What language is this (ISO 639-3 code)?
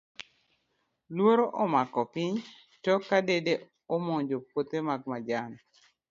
luo